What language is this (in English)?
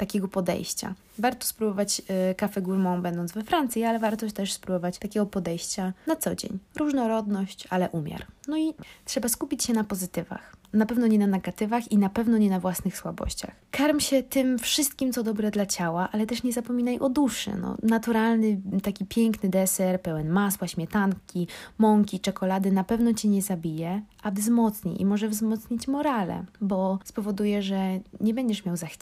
Polish